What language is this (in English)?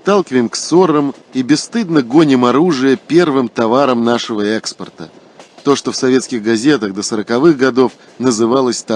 Russian